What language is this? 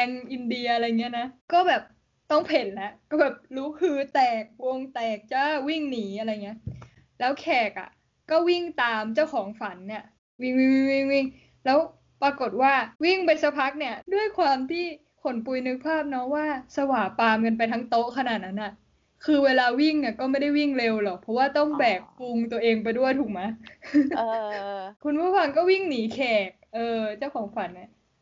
Thai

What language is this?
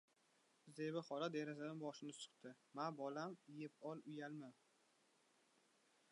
Uzbek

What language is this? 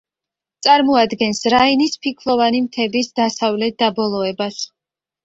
Georgian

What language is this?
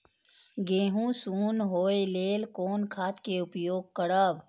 Maithili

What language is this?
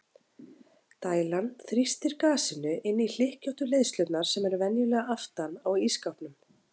Icelandic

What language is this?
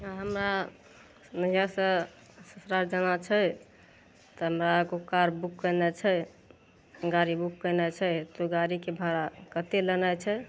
Maithili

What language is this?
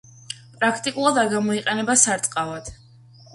Georgian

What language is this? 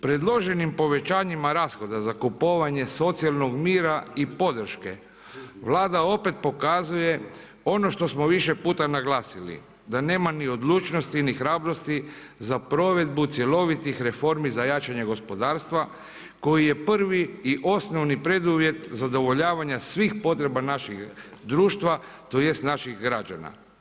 Croatian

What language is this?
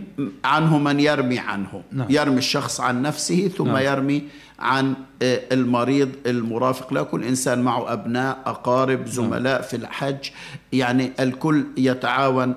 Arabic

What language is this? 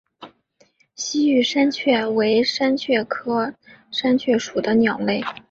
Chinese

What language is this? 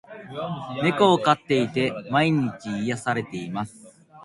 Japanese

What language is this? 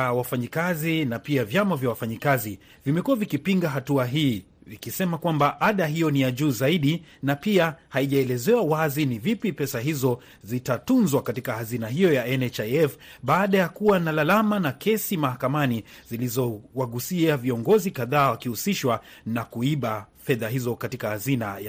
Swahili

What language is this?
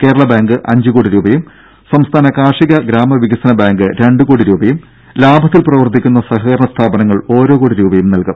Malayalam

